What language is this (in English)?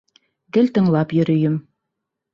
Bashkir